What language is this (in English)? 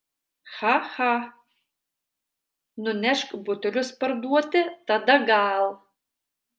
Lithuanian